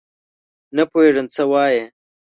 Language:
Pashto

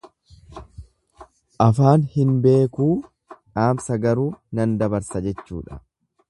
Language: Oromo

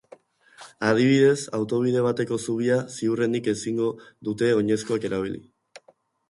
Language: Basque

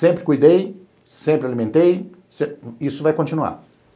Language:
Portuguese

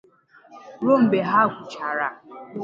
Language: Igbo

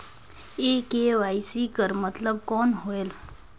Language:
Chhattisgarhi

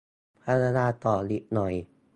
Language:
Thai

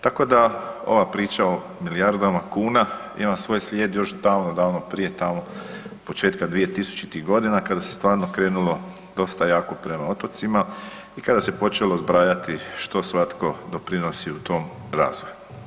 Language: Croatian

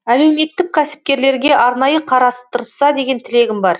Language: Kazakh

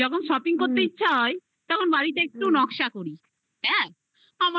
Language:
Bangla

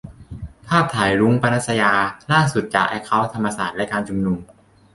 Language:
Thai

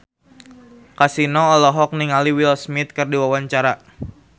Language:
Sundanese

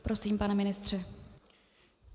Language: Czech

